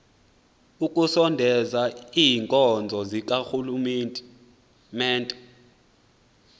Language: Xhosa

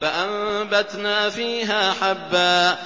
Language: Arabic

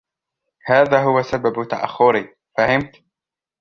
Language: Arabic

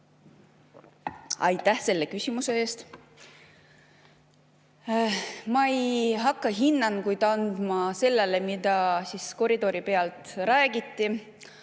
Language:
Estonian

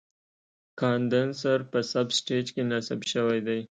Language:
Pashto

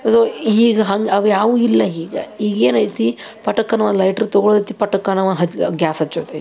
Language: Kannada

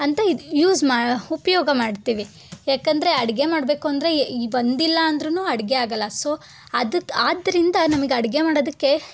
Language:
Kannada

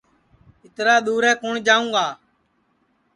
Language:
Sansi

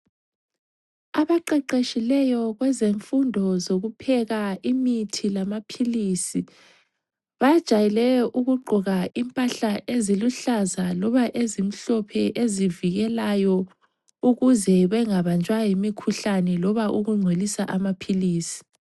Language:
North Ndebele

